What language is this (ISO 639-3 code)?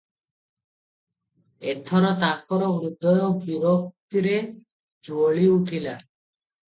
ori